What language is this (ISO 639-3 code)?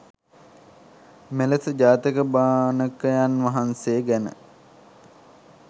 sin